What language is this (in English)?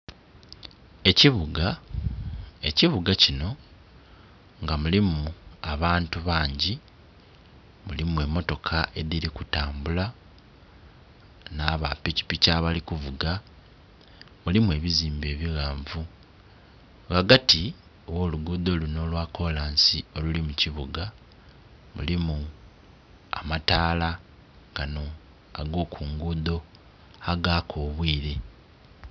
Soga